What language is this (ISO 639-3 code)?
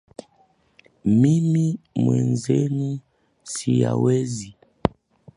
swa